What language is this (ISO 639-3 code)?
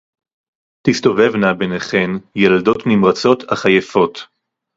heb